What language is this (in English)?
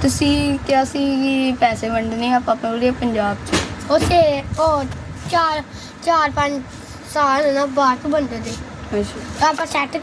Armenian